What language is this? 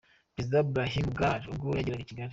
Kinyarwanda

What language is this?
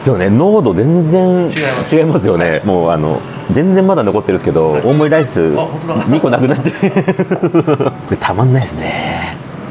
Japanese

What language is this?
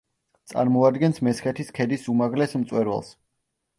Georgian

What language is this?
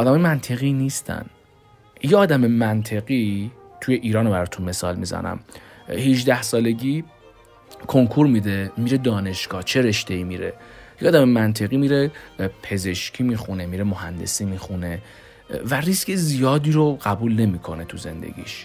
Persian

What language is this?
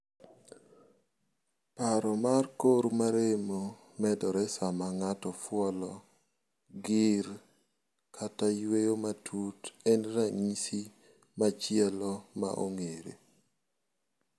Luo (Kenya and Tanzania)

